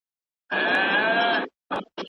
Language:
Pashto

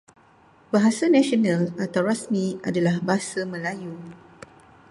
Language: Malay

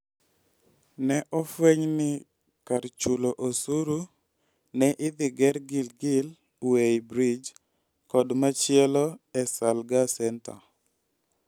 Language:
Luo (Kenya and Tanzania)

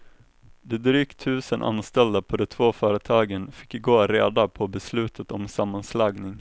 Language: Swedish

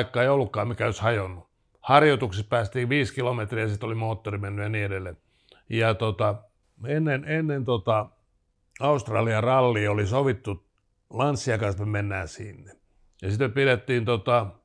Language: Finnish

